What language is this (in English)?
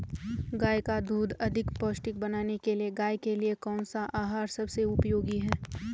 Hindi